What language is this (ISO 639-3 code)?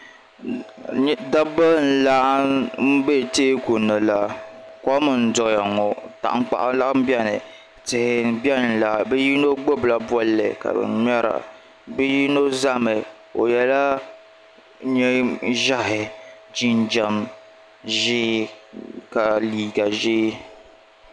dag